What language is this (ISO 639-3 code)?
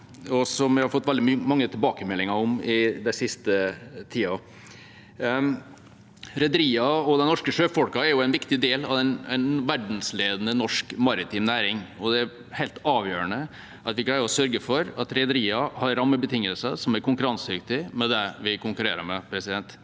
nor